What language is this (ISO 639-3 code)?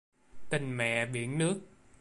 vie